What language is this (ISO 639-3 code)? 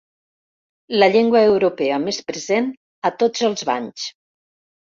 cat